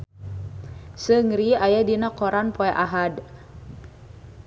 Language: Sundanese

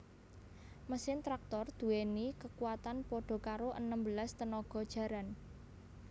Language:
Javanese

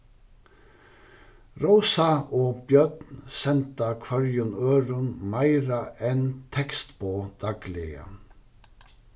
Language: Faroese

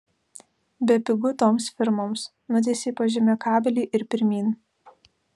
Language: Lithuanian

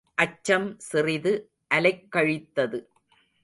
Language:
Tamil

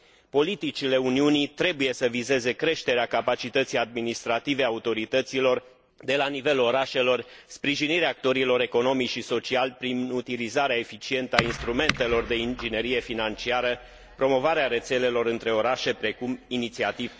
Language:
Romanian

